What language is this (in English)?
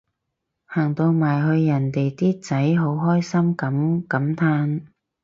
Cantonese